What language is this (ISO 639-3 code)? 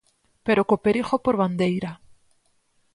glg